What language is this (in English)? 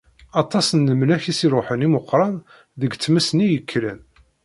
Kabyle